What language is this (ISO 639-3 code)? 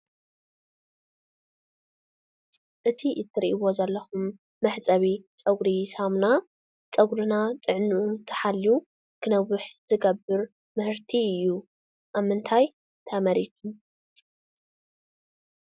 tir